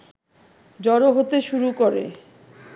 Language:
Bangla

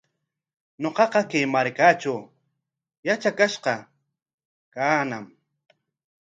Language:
Corongo Ancash Quechua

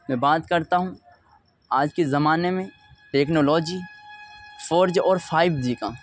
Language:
Urdu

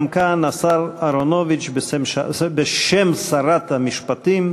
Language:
Hebrew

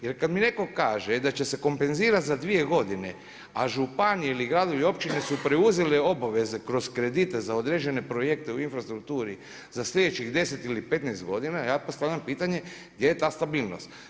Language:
Croatian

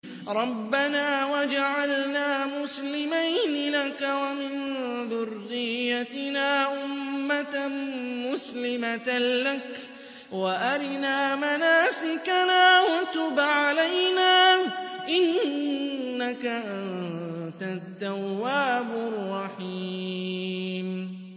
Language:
Arabic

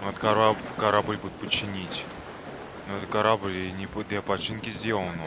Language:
Russian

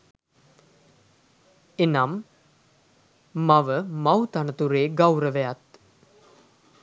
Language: Sinhala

